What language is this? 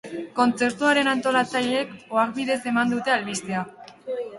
Basque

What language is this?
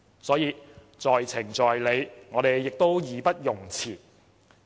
Cantonese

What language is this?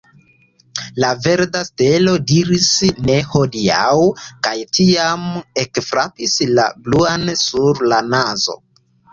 Esperanto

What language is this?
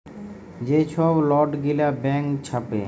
Bangla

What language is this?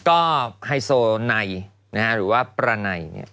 Thai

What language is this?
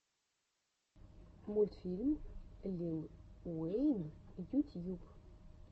Russian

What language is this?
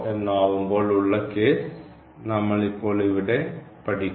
Malayalam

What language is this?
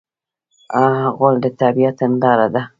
Pashto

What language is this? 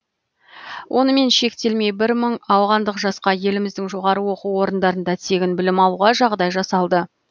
Kazakh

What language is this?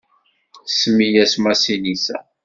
Kabyle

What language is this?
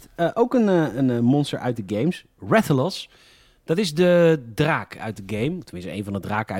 Dutch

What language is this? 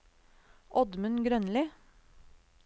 Norwegian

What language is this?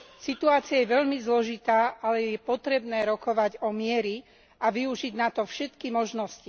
Slovak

